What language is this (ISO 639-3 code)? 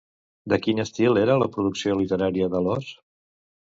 cat